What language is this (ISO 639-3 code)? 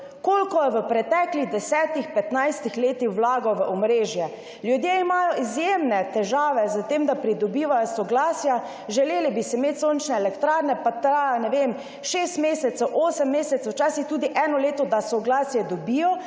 slv